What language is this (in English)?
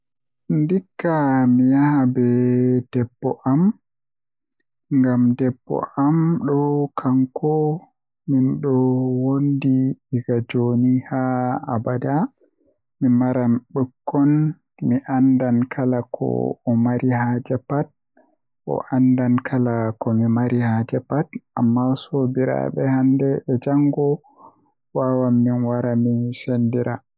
Western Niger Fulfulde